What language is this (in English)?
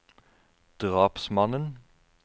Norwegian